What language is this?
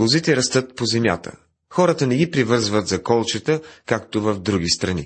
Bulgarian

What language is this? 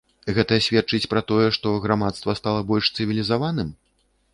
Belarusian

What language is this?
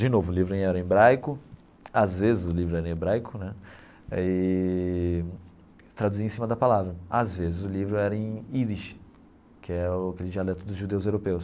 Portuguese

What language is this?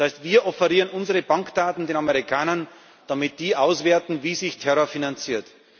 German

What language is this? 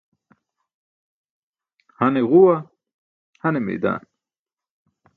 Burushaski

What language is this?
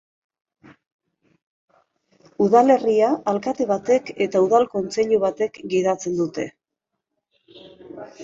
Basque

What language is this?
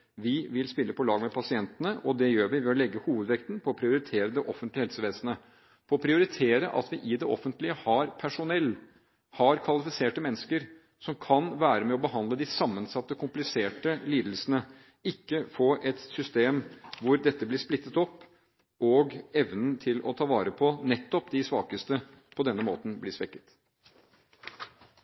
Norwegian Bokmål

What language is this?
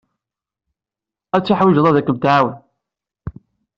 Kabyle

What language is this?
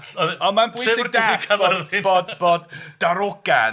Welsh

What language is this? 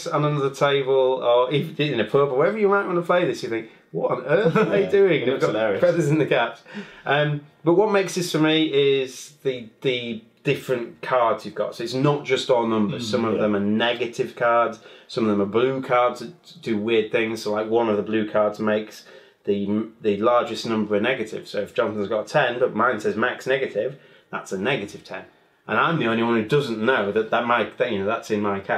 English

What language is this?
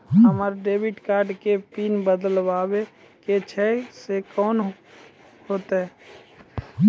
Maithili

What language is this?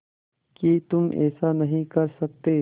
Hindi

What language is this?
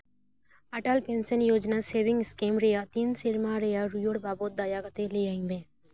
Santali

